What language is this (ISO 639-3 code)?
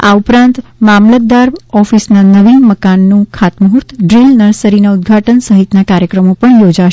guj